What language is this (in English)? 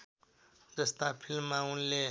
Nepali